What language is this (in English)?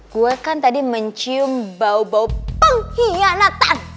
Indonesian